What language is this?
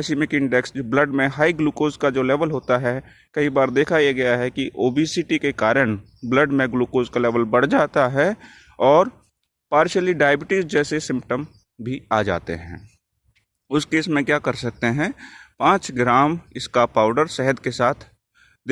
Hindi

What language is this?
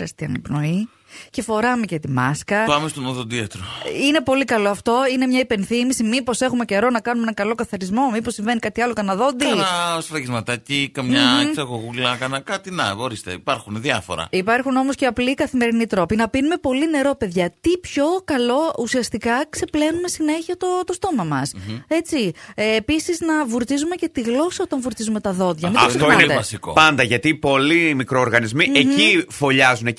Greek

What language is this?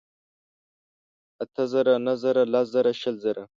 Pashto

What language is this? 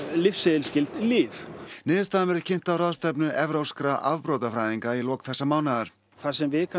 Icelandic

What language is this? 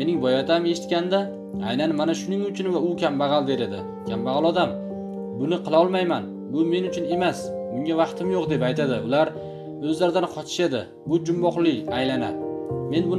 Turkish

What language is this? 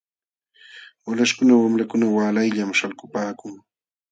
Jauja Wanca Quechua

